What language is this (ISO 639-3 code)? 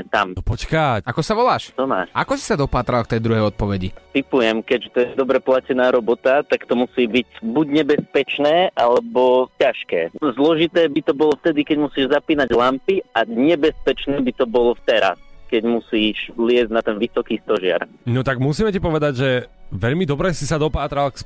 slk